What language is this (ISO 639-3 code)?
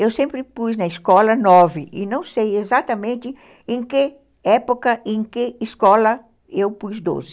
por